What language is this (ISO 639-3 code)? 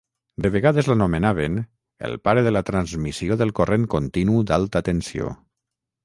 cat